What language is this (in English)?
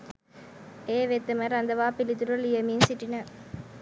Sinhala